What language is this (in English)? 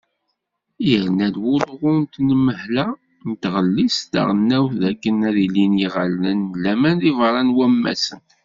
Kabyle